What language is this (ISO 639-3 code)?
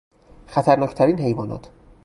fas